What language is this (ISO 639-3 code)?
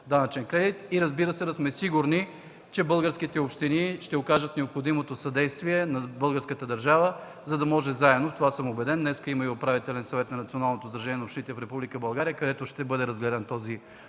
bul